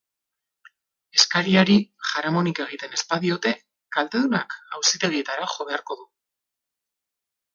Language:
Basque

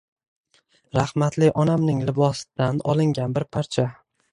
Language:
Uzbek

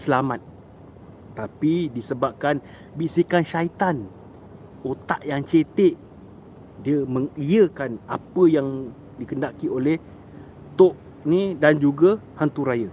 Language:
Malay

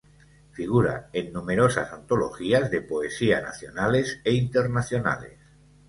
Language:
Spanish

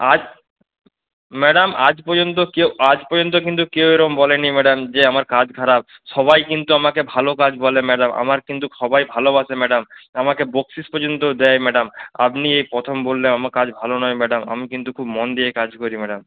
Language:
Bangla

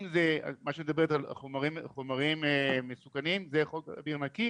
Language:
Hebrew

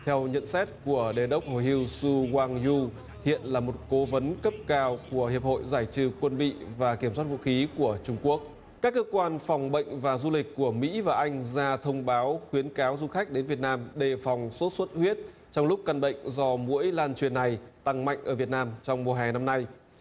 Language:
Vietnamese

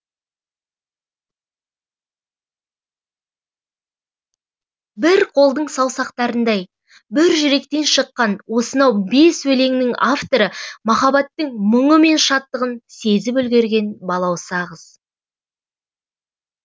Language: Kazakh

